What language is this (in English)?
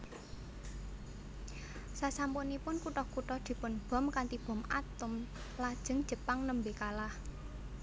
Javanese